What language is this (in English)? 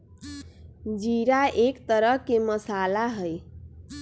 Magahi